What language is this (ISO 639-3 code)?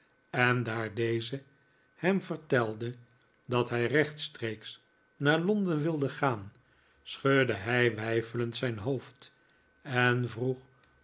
nld